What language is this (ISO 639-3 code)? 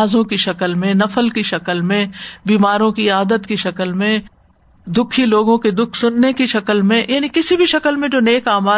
urd